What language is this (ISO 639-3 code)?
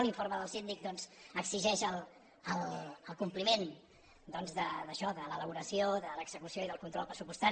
cat